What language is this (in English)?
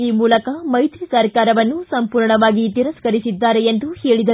Kannada